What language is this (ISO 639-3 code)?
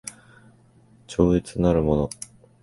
jpn